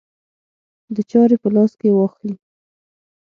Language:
Pashto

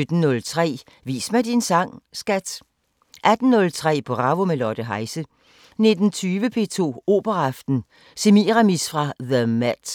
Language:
Danish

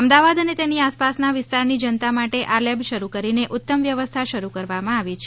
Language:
Gujarati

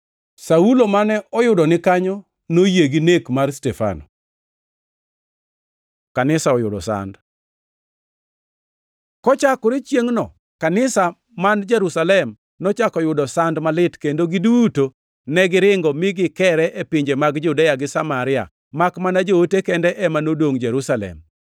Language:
Luo (Kenya and Tanzania)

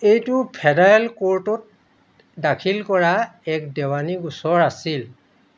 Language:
Assamese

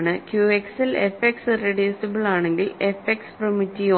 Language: Malayalam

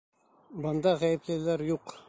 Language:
Bashkir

